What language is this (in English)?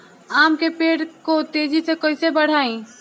Bhojpuri